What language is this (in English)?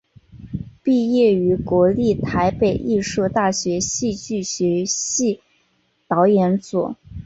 Chinese